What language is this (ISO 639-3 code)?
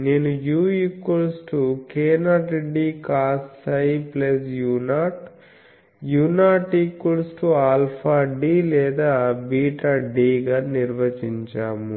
tel